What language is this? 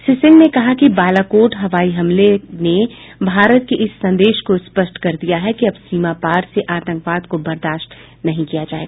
Hindi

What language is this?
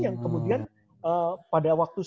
Indonesian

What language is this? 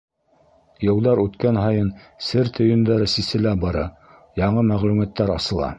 Bashkir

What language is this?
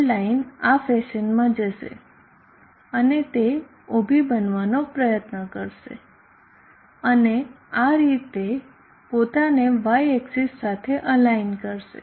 Gujarati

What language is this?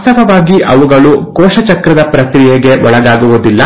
Kannada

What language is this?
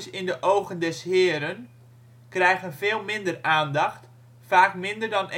Dutch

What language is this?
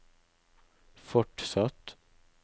Norwegian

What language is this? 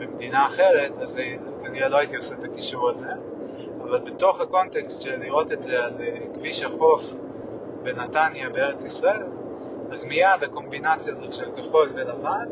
Hebrew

